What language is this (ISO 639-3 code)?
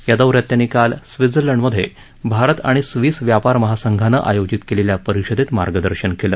mar